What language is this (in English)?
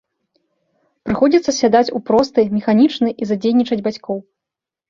Belarusian